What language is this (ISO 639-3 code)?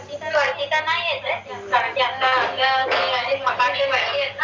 mar